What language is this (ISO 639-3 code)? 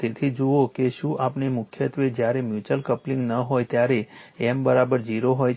guj